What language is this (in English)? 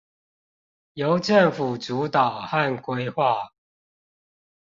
Chinese